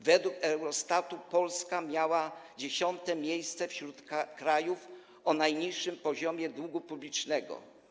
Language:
Polish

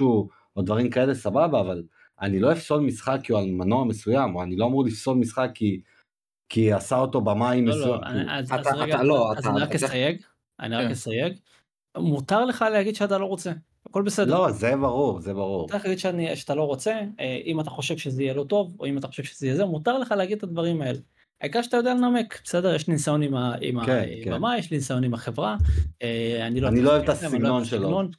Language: Hebrew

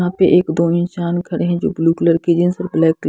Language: Hindi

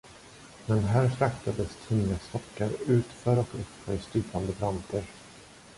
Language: Swedish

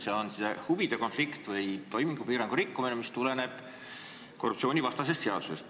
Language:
Estonian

